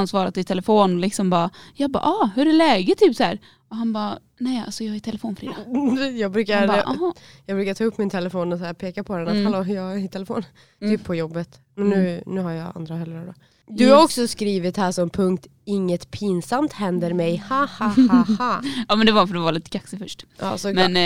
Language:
Swedish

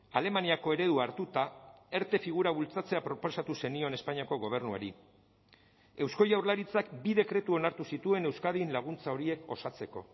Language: Basque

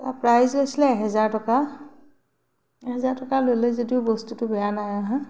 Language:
Assamese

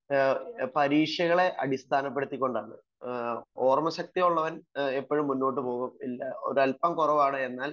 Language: Malayalam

